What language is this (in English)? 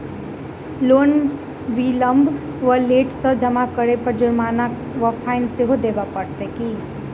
Maithili